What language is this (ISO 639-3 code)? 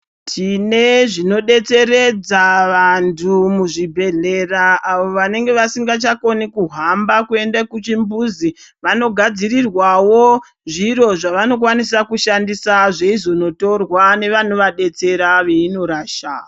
ndc